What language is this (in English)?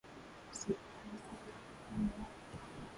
Swahili